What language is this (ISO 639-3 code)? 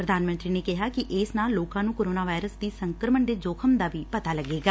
pan